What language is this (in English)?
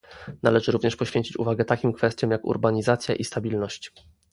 Polish